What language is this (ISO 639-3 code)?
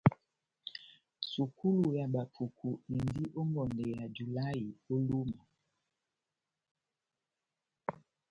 bnm